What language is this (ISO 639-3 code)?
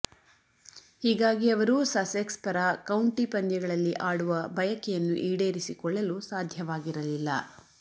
kan